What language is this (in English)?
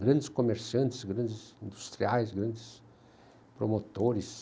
Portuguese